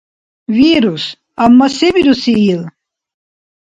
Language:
Dargwa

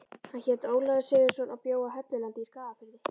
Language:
Icelandic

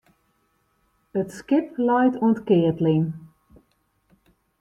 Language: Western Frisian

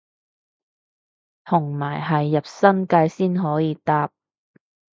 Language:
Cantonese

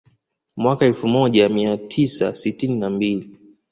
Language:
Swahili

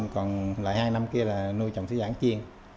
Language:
Vietnamese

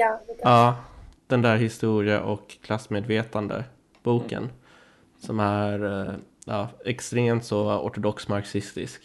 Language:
Swedish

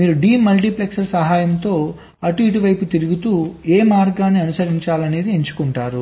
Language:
Telugu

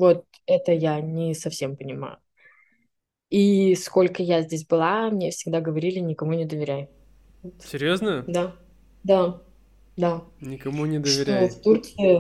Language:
Russian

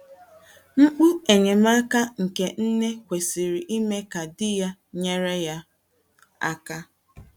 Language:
Igbo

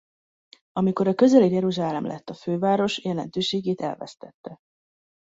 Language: Hungarian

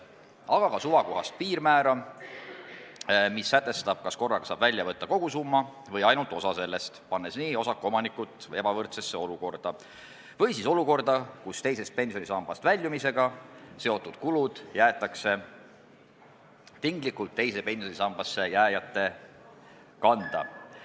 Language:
Estonian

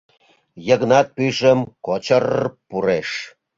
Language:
Mari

